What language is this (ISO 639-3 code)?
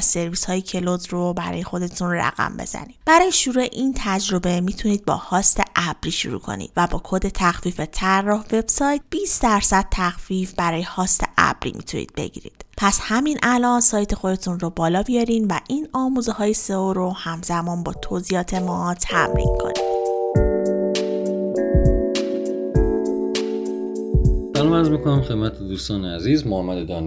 fas